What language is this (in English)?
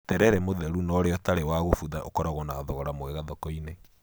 Kikuyu